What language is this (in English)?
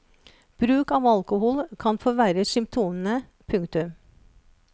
Norwegian